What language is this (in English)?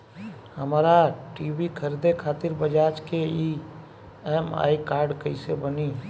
Bhojpuri